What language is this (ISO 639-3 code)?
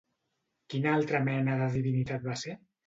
cat